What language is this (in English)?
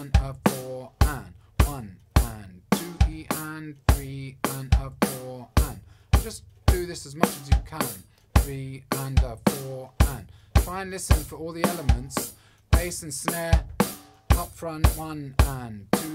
English